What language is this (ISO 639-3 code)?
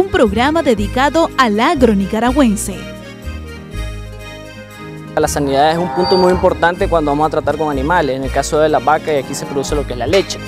spa